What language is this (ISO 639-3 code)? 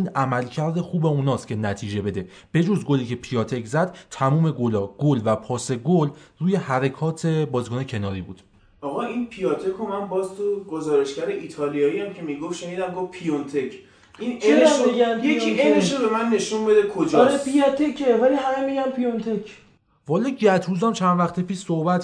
fas